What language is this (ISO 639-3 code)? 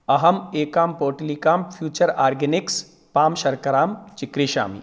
san